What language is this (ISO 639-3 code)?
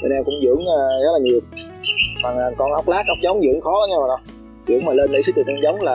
vie